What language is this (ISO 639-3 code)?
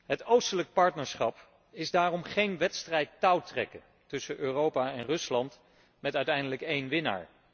nld